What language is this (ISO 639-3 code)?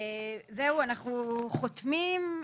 heb